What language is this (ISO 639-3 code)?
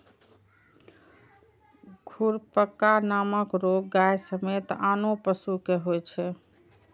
mai